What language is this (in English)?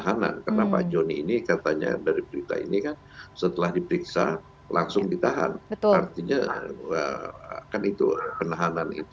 Indonesian